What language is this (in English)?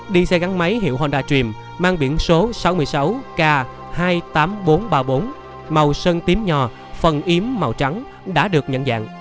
Vietnamese